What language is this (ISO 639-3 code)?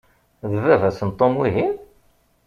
kab